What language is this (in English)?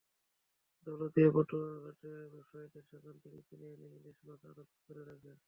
Bangla